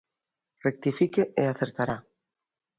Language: Galician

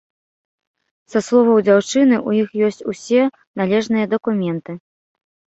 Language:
Belarusian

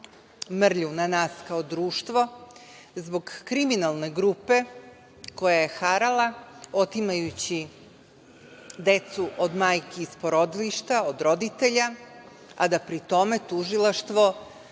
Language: Serbian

